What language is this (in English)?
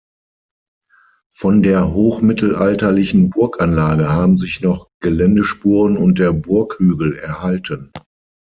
German